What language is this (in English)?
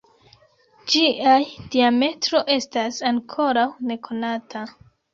Esperanto